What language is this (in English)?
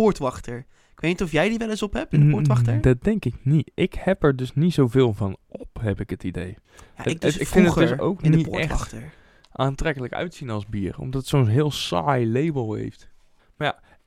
Dutch